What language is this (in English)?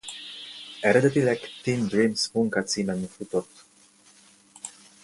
Hungarian